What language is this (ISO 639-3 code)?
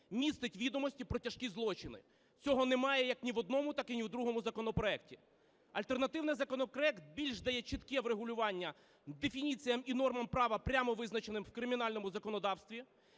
ukr